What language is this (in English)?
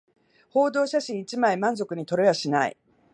Japanese